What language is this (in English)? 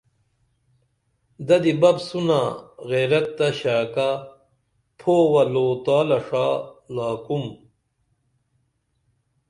Dameli